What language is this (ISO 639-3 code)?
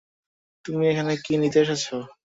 ben